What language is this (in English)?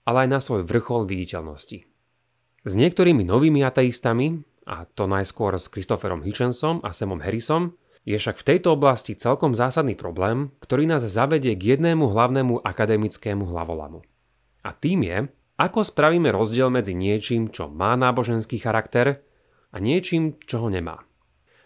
Slovak